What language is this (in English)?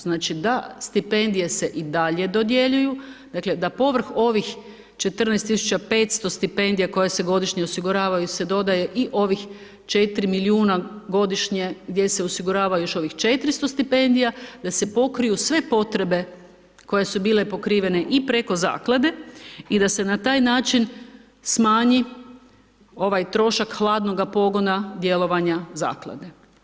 Croatian